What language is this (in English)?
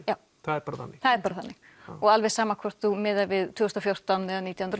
Icelandic